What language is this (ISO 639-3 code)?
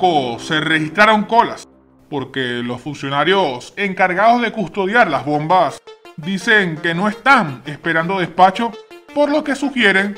spa